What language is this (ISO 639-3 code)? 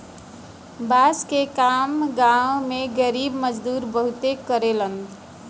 bho